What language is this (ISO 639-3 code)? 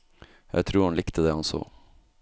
nor